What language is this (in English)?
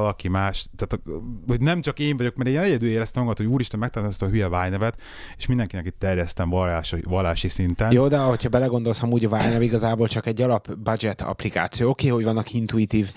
Hungarian